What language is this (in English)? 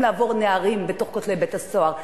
Hebrew